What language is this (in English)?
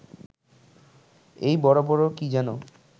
Bangla